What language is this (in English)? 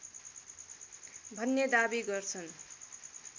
Nepali